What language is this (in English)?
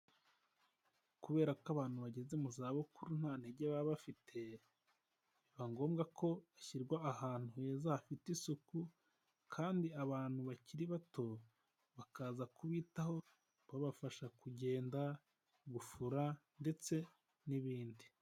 Kinyarwanda